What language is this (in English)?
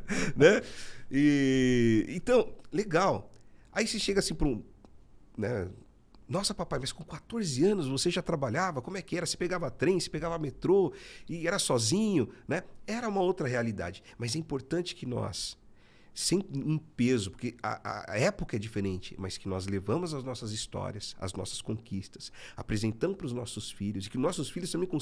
Portuguese